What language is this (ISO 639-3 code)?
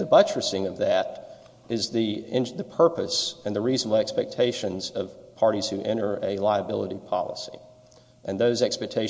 eng